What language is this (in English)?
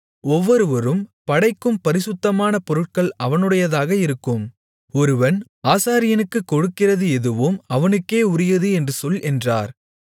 Tamil